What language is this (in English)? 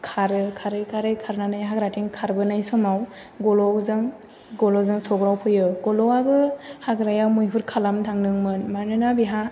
Bodo